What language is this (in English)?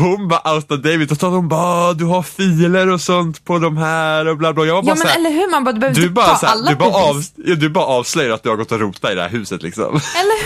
Swedish